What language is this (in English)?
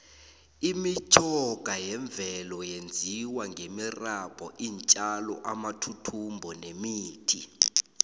South Ndebele